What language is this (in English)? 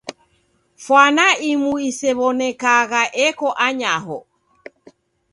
Taita